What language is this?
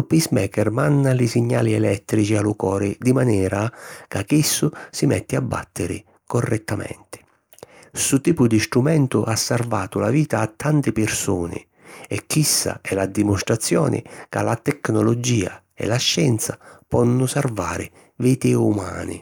Sicilian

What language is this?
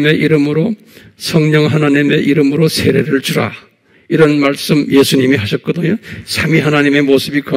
Korean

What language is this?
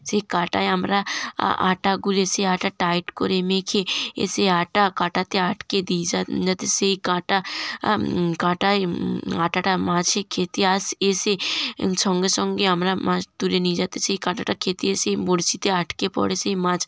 Bangla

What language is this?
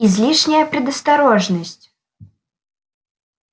Russian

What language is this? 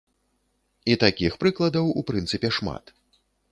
Belarusian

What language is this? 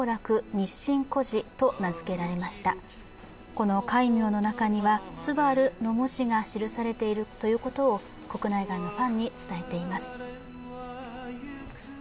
Japanese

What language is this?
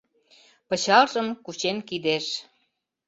Mari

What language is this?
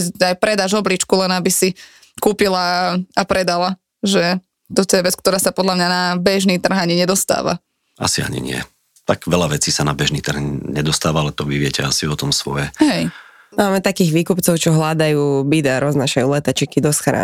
Slovak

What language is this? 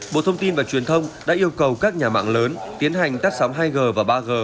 Vietnamese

